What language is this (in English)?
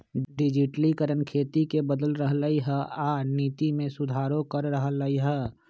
Magahi